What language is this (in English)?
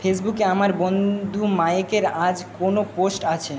Bangla